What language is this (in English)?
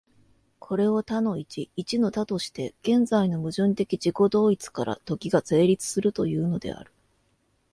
Japanese